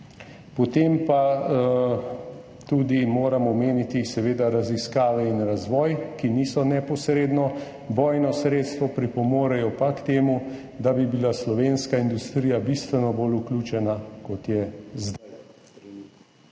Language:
Slovenian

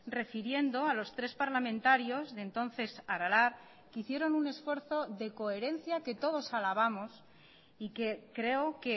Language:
Spanish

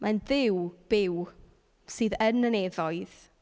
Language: Welsh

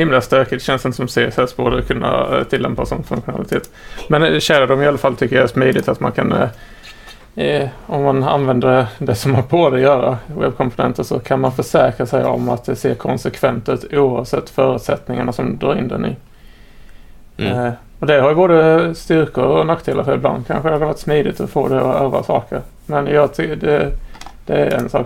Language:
Swedish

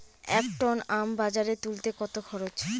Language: Bangla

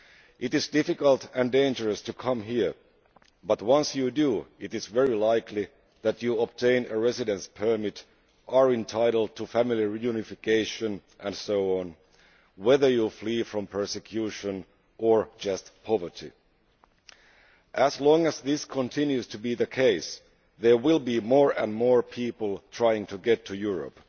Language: English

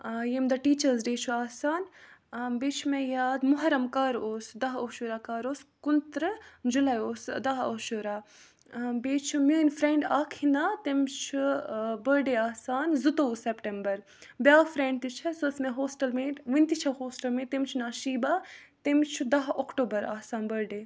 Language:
Kashmiri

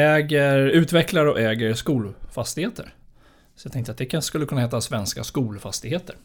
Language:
Swedish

